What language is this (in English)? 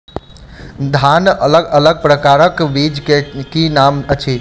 Maithili